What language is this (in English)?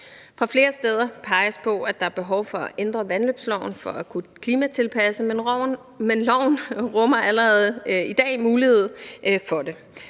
Danish